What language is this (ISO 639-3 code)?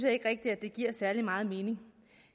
dan